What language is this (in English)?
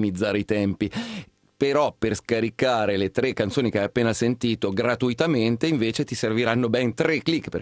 Italian